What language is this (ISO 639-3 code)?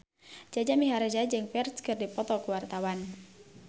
sun